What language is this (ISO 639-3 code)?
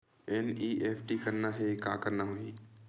hne